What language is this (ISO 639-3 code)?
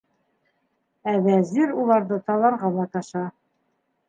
bak